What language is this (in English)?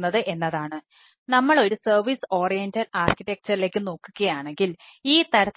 Malayalam